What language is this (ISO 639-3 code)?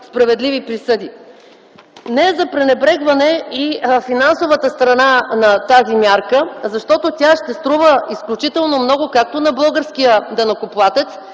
bul